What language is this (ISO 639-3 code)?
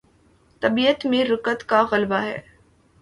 urd